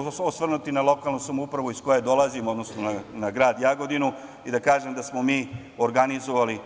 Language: Serbian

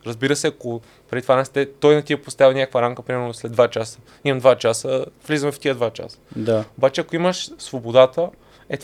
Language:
Bulgarian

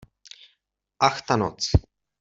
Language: Czech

